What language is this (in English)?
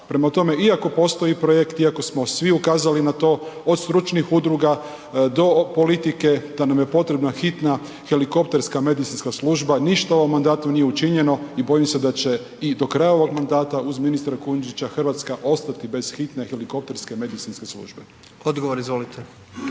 Croatian